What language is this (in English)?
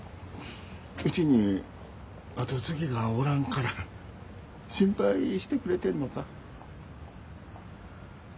Japanese